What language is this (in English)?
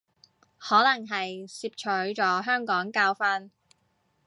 Cantonese